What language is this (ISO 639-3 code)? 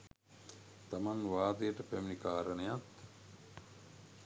sin